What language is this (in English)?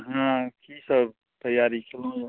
Maithili